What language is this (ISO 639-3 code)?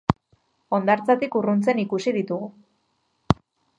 eus